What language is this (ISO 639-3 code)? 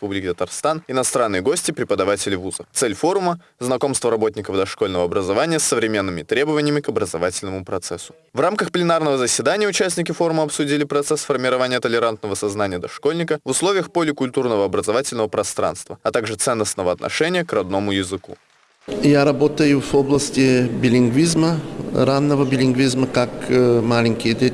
rus